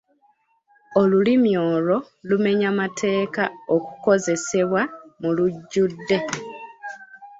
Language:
Ganda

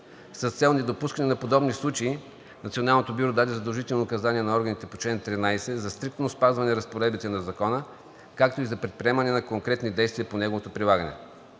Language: Bulgarian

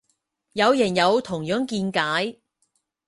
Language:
Cantonese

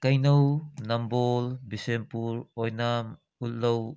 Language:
Manipuri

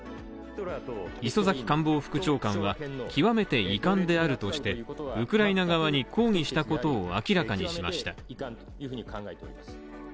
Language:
Japanese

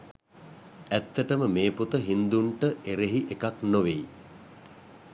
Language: Sinhala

